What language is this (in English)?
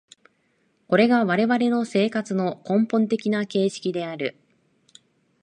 Japanese